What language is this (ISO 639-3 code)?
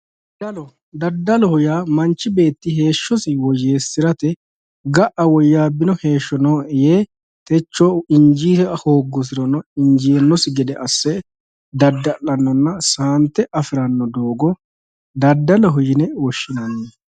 sid